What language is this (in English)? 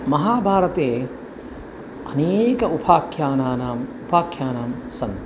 Sanskrit